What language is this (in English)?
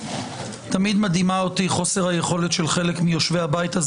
Hebrew